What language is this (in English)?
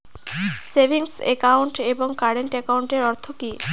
Bangla